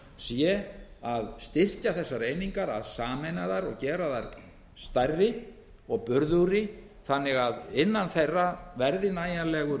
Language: Icelandic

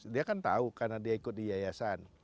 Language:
Indonesian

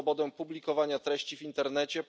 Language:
Polish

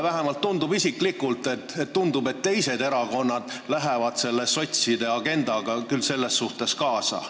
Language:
Estonian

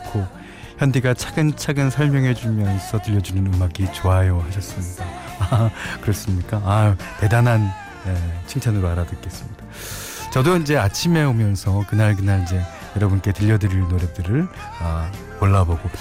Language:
Korean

